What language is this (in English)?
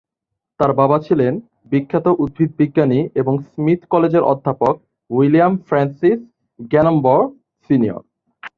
Bangla